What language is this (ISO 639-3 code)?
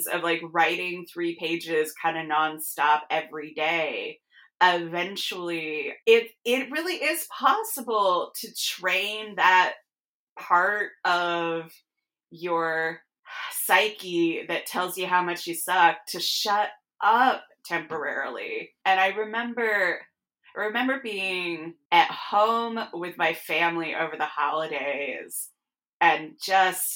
eng